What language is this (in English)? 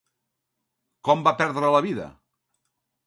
Catalan